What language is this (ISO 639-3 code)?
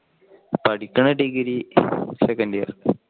mal